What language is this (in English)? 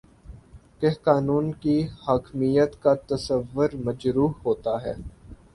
Urdu